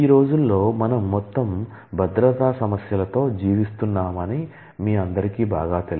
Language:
Telugu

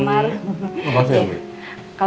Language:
Indonesian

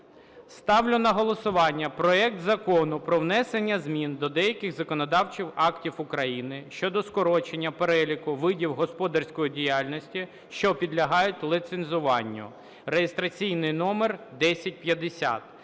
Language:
Ukrainian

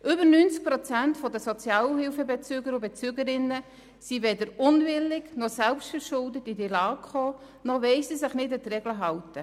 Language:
Swiss German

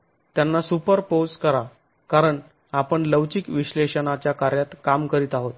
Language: Marathi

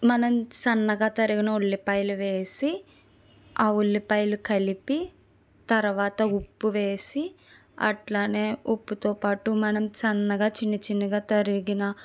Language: Telugu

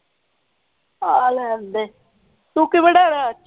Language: Punjabi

